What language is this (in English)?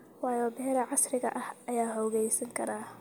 Somali